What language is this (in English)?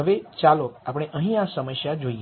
Gujarati